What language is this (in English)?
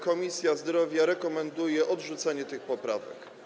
Polish